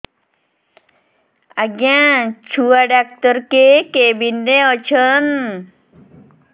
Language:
Odia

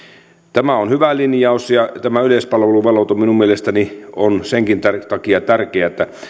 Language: Finnish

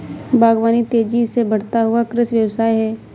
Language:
Hindi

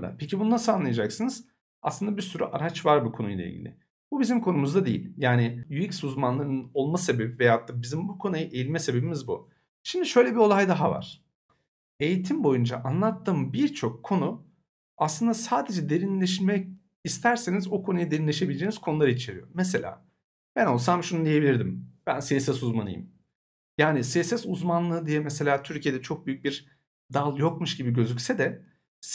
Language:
Turkish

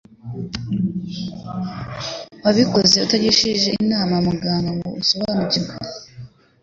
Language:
Kinyarwanda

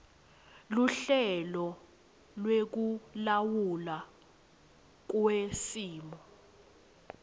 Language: Swati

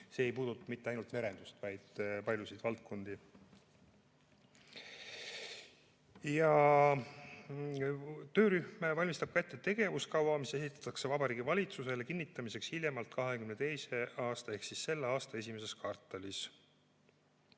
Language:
Estonian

